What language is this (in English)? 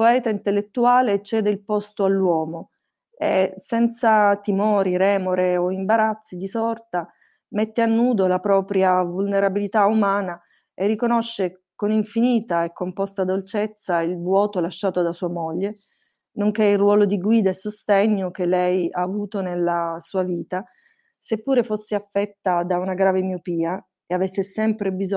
Italian